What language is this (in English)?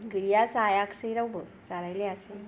Bodo